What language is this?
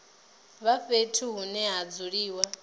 Venda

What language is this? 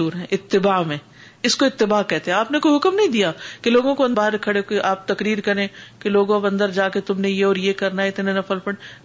Urdu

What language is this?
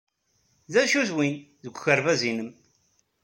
Kabyle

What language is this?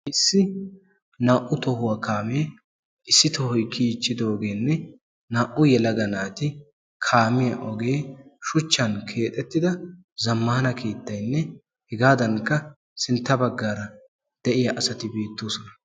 Wolaytta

